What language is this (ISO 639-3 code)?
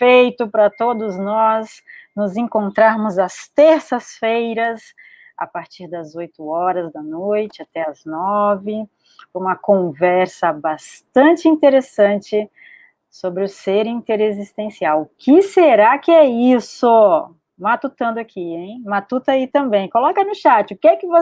por